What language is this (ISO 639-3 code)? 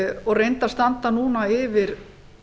isl